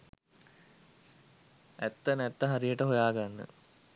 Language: Sinhala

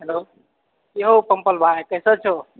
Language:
Maithili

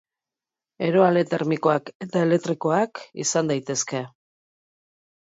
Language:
Basque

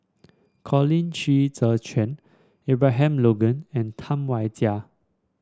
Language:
English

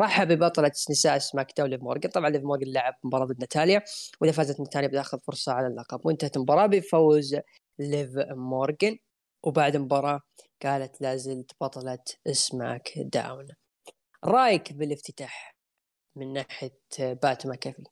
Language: Arabic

